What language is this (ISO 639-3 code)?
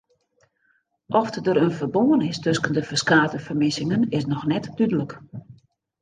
fry